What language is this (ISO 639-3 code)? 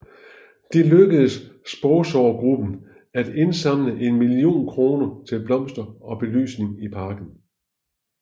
dan